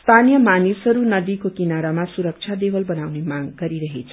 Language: Nepali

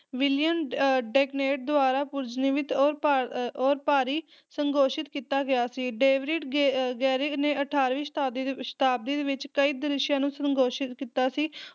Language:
Punjabi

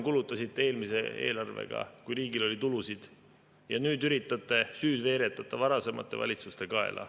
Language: Estonian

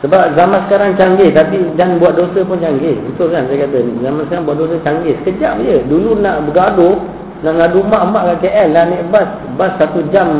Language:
Malay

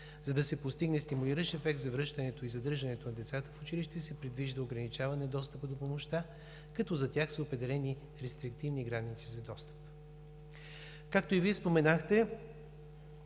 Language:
Bulgarian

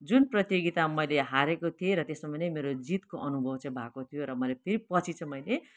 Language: Nepali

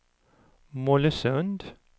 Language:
Swedish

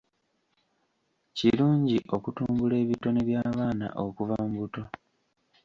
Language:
Ganda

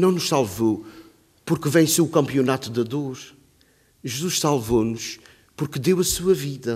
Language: Portuguese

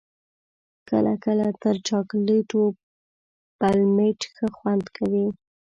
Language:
Pashto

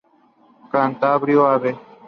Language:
Spanish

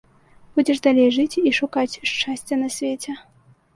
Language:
Belarusian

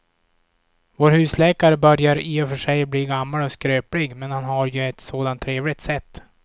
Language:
Swedish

